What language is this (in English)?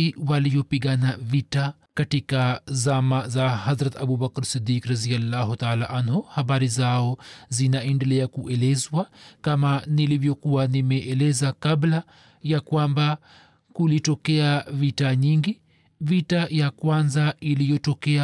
Swahili